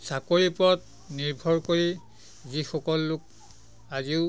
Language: Assamese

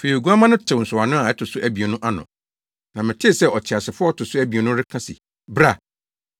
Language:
Akan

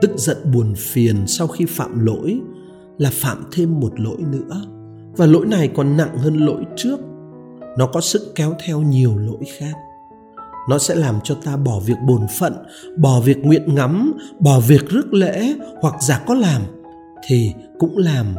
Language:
Vietnamese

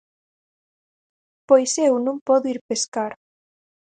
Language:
Galician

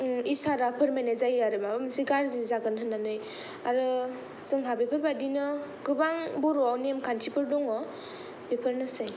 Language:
Bodo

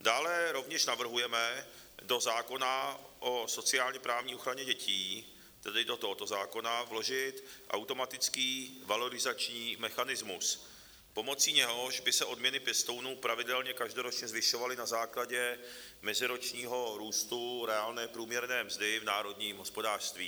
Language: Czech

